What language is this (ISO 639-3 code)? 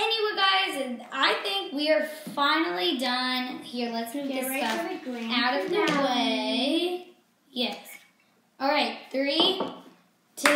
eng